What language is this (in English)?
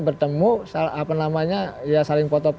Indonesian